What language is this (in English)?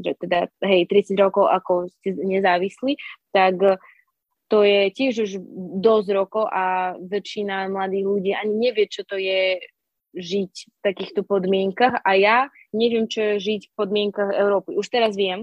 Slovak